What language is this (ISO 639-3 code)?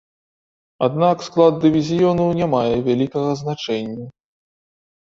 bel